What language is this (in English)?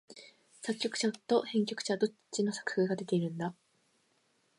Japanese